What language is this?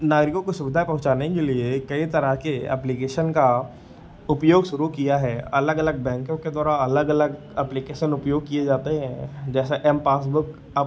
Hindi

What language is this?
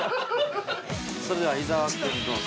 Japanese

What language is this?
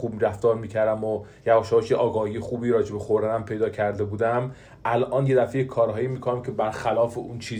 Persian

